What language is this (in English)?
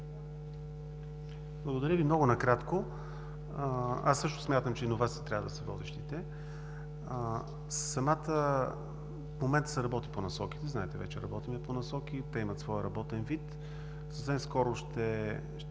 Bulgarian